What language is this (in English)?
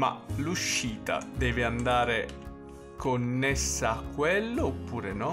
Italian